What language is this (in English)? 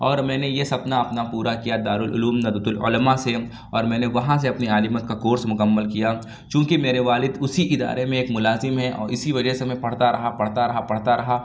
Urdu